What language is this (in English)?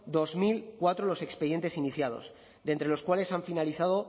Spanish